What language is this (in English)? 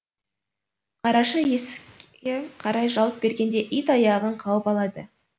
Kazakh